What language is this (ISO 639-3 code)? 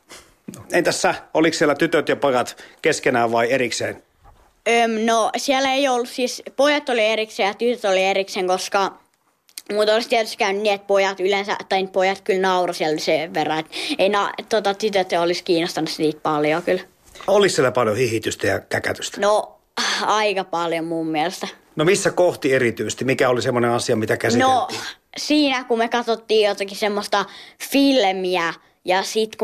fin